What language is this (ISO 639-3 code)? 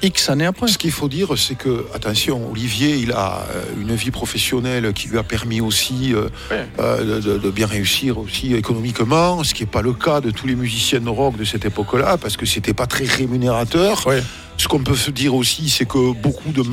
fra